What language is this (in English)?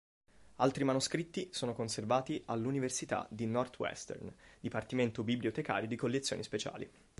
Italian